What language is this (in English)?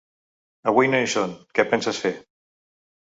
Catalan